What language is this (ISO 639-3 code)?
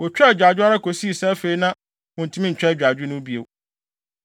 aka